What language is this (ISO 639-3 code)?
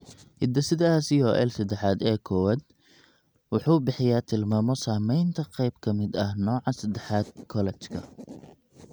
som